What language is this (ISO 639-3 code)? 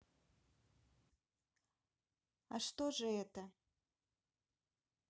rus